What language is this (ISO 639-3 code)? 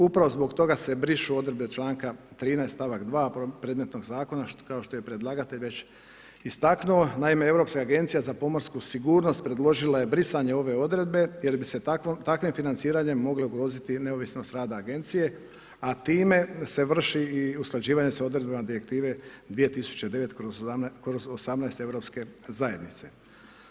hrv